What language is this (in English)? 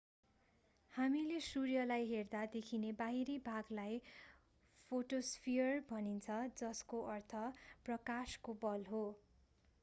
Nepali